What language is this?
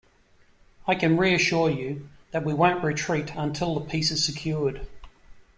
English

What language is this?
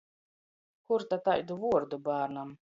Latgalian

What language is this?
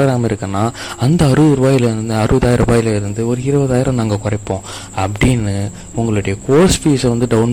Tamil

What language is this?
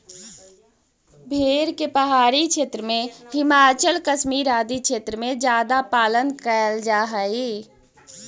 Magahi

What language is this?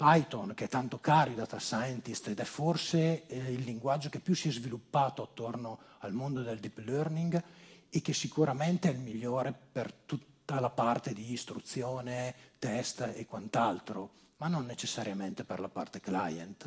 Italian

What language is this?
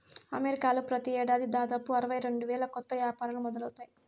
Telugu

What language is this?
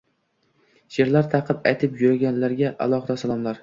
Uzbek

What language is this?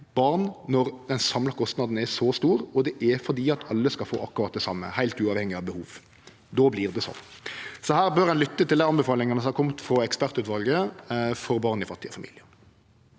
Norwegian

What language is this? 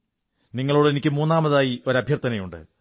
Malayalam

